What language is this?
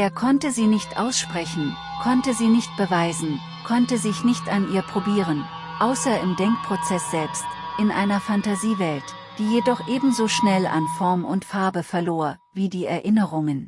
German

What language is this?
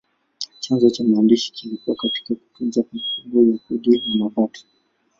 Swahili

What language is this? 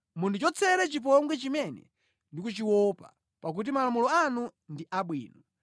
Nyanja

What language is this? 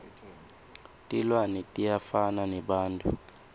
Swati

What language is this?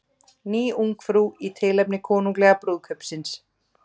Icelandic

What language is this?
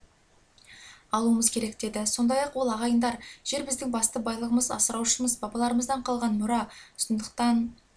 Kazakh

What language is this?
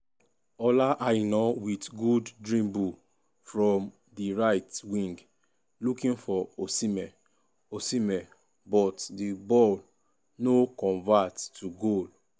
Nigerian Pidgin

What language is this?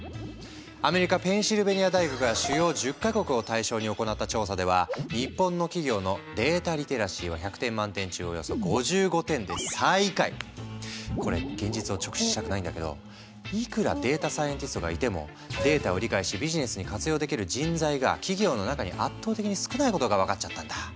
Japanese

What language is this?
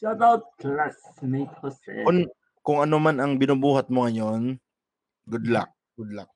Filipino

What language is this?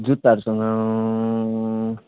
Nepali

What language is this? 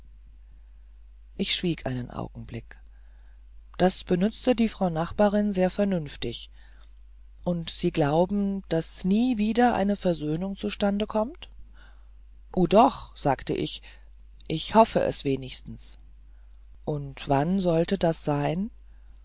German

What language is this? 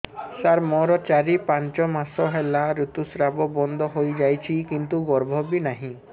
Odia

